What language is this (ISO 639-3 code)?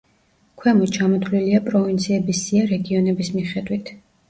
kat